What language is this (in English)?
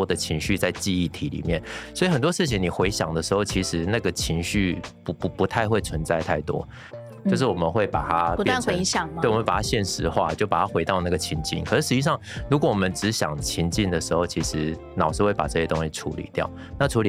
Chinese